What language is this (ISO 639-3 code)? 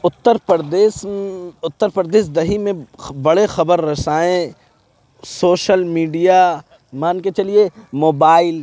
urd